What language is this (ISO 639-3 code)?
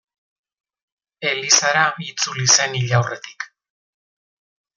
eus